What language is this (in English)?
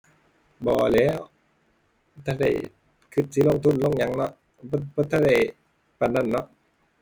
Thai